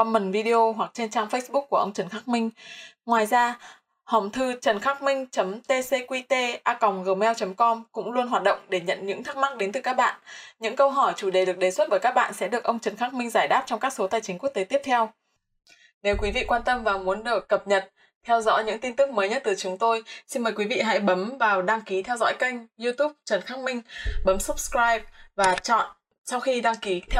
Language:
Vietnamese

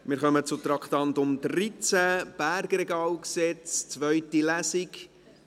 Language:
Swiss German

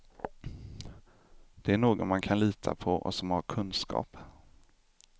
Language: Swedish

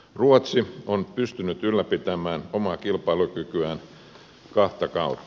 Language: Finnish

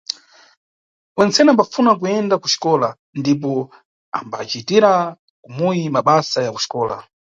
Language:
Nyungwe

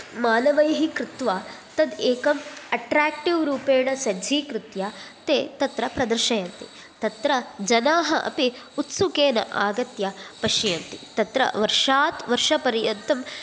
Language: Sanskrit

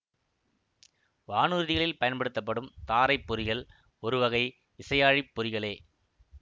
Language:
Tamil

